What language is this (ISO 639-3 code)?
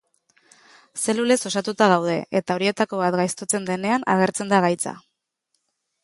eus